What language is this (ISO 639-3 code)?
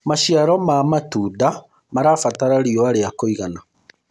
kik